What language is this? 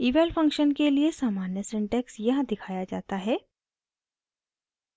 Hindi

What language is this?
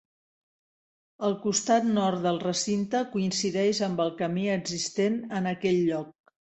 Catalan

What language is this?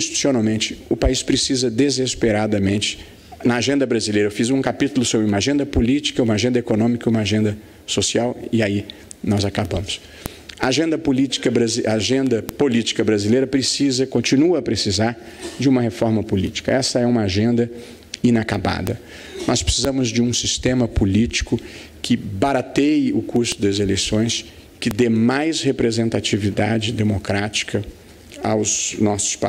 Portuguese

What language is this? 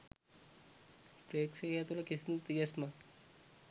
Sinhala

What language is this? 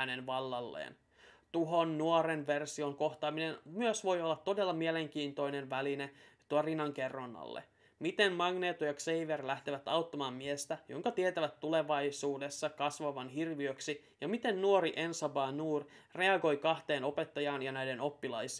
Finnish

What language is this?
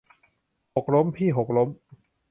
Thai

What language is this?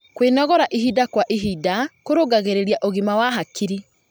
Kikuyu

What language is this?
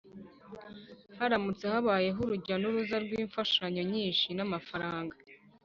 Kinyarwanda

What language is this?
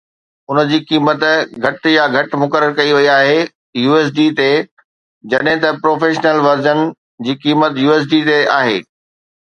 Sindhi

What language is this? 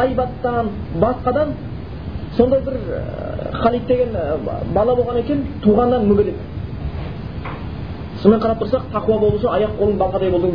Bulgarian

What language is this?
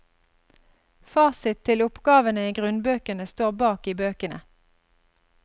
Norwegian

